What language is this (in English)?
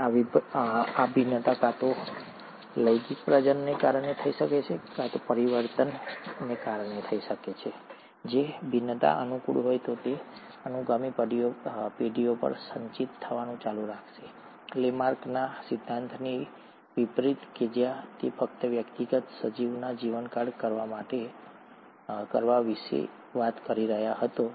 Gujarati